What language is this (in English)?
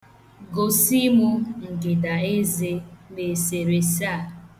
Igbo